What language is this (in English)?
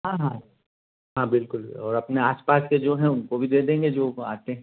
Hindi